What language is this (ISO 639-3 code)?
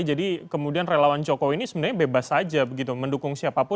ind